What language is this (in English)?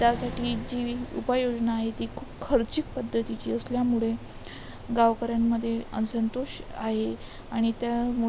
Marathi